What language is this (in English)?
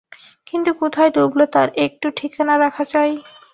Bangla